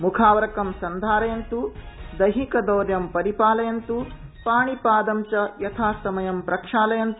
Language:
Sanskrit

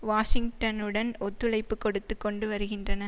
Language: Tamil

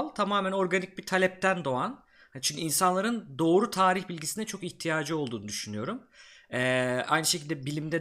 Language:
Turkish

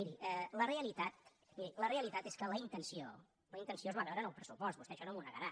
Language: Catalan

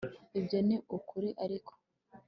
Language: Kinyarwanda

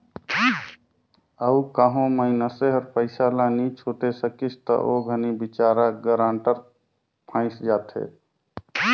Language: Chhattisgarhi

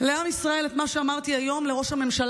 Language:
Hebrew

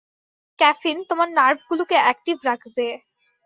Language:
Bangla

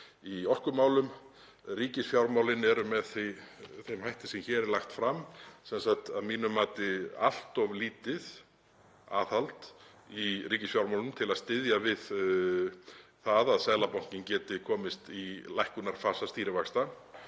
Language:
Icelandic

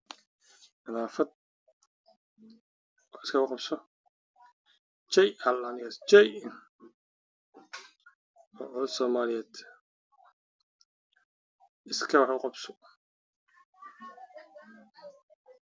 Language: Somali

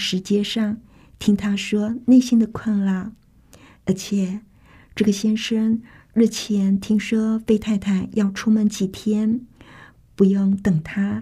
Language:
Chinese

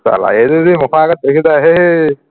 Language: Assamese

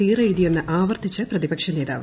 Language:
Malayalam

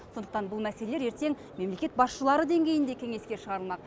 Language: Kazakh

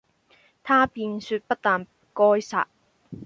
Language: Cantonese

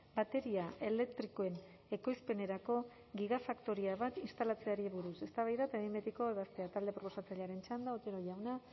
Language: Basque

